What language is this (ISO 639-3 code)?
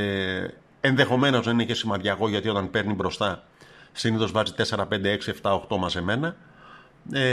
ell